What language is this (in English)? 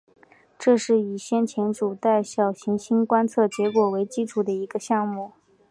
Chinese